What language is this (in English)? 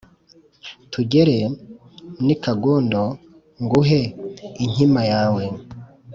Kinyarwanda